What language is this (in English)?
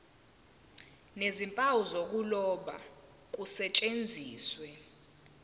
Zulu